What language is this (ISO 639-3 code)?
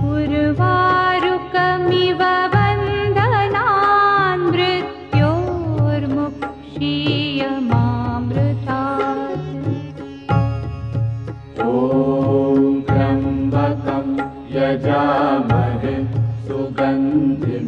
ron